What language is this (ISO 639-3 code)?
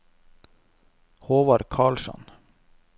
nor